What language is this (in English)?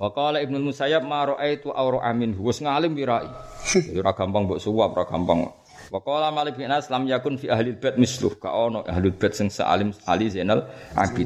Malay